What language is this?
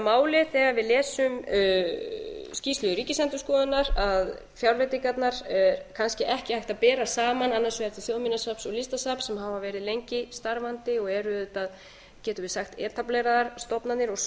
Icelandic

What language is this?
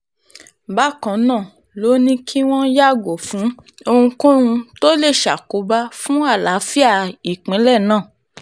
Yoruba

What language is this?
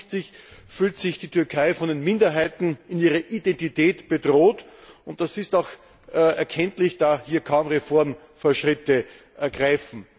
German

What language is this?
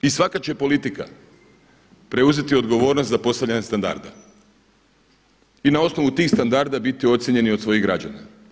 Croatian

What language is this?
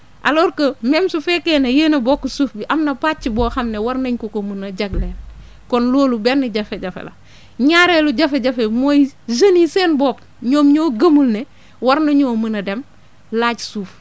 Wolof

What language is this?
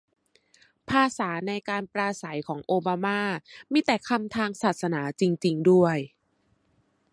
Thai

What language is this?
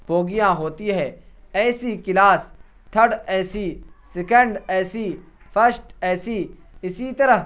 Urdu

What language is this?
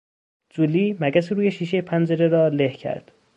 Persian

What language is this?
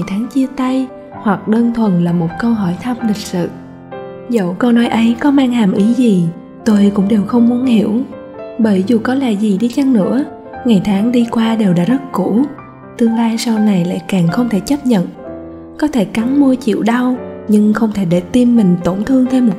Vietnamese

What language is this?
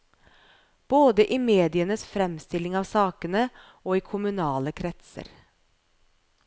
Norwegian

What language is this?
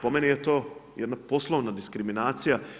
Croatian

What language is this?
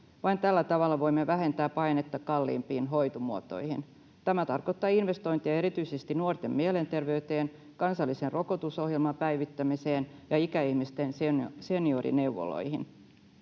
Finnish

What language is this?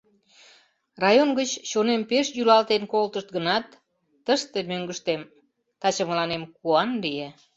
Mari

